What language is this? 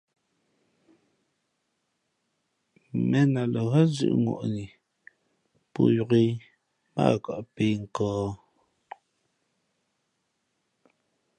Fe'fe'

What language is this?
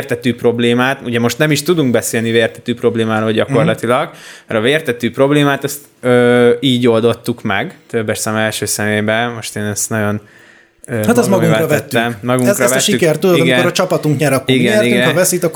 Hungarian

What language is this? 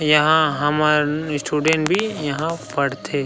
Chhattisgarhi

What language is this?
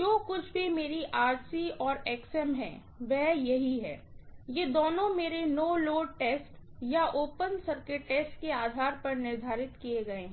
Hindi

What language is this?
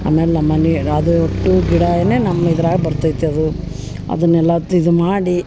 Kannada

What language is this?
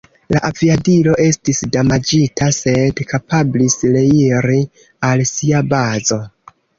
Esperanto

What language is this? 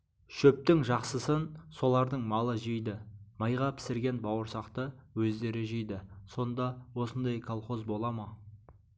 Kazakh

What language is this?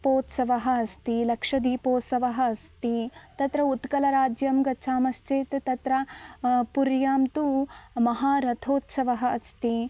Sanskrit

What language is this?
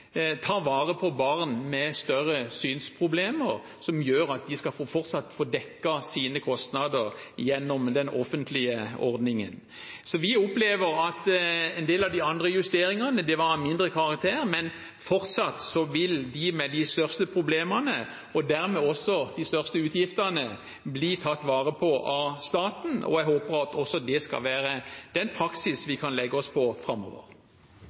Norwegian Bokmål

